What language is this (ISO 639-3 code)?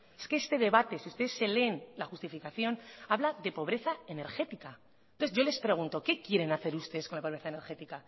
spa